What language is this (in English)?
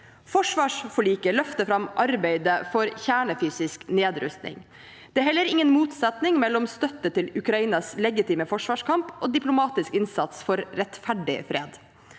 Norwegian